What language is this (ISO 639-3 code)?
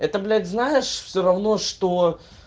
rus